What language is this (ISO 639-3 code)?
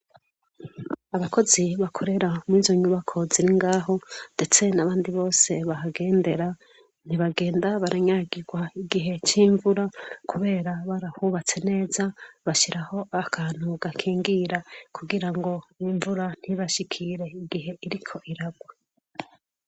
run